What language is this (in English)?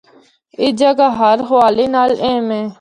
Northern Hindko